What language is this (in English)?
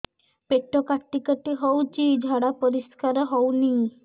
Odia